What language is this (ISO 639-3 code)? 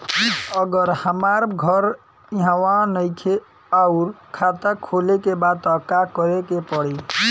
bho